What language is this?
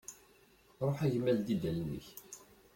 Kabyle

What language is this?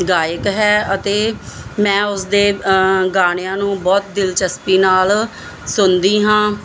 Punjabi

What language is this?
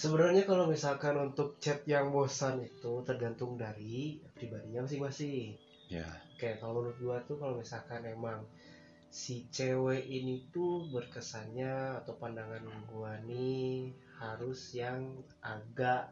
Indonesian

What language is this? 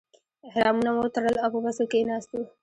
Pashto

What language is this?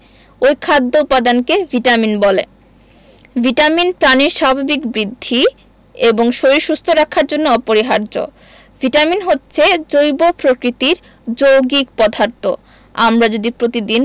Bangla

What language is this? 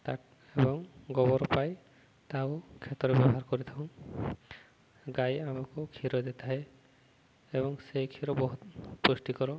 Odia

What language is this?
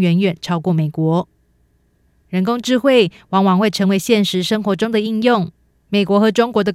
Chinese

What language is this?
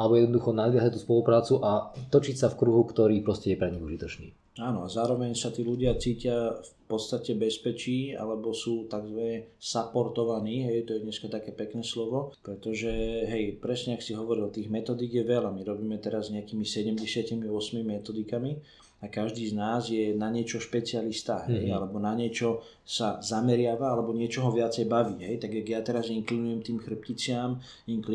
Slovak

